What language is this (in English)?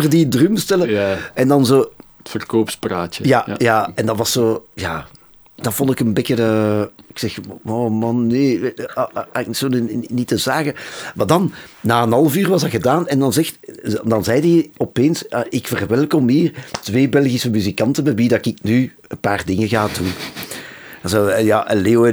Dutch